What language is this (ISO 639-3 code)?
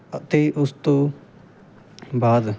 pan